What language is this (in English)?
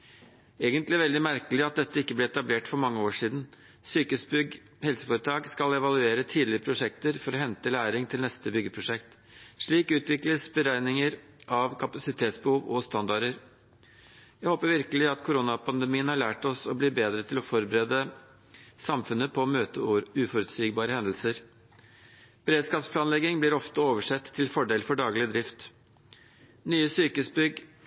Norwegian Bokmål